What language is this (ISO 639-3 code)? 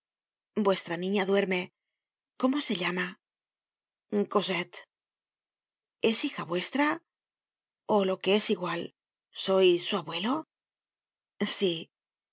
spa